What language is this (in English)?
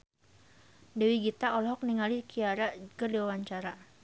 Sundanese